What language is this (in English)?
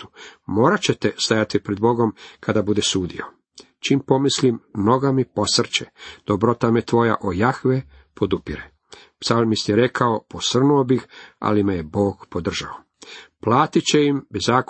Croatian